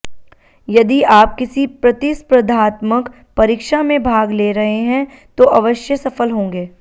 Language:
Hindi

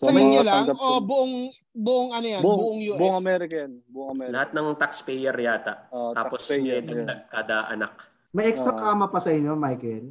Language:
Filipino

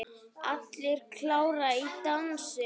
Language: Icelandic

